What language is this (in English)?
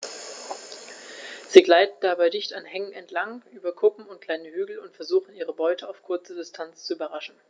German